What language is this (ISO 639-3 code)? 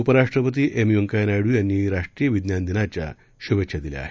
mar